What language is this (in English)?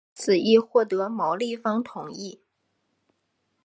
Chinese